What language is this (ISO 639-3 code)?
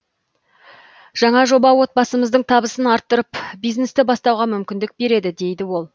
kaz